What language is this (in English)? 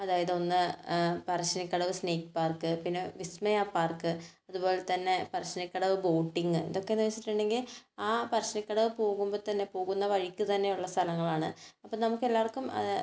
Malayalam